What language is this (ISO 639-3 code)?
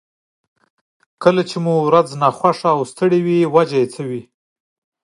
pus